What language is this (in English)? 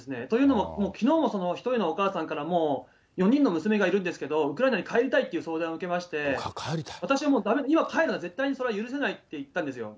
Japanese